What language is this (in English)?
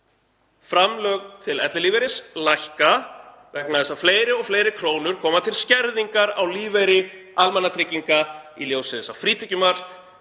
Icelandic